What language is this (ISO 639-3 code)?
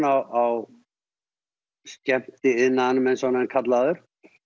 isl